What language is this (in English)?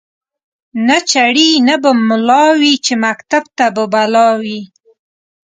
Pashto